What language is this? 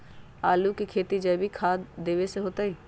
Magahi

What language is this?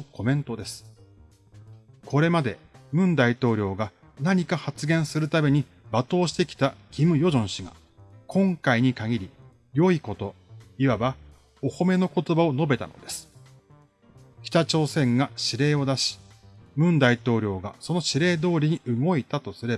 Japanese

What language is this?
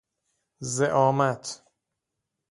Persian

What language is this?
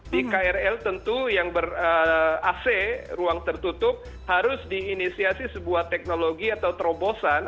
Indonesian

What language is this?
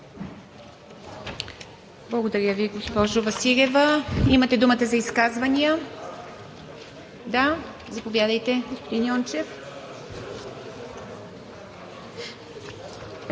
Bulgarian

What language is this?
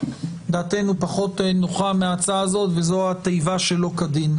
Hebrew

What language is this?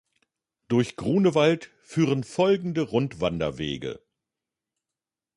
German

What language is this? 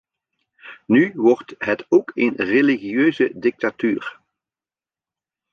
Dutch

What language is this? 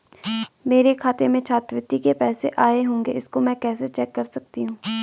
Hindi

